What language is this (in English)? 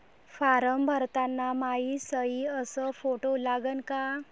Marathi